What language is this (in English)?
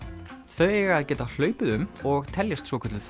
Icelandic